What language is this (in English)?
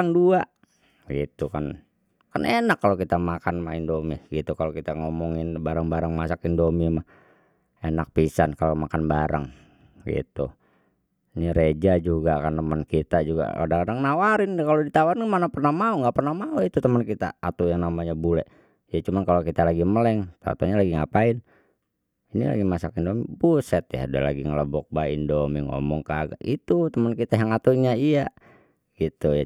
Betawi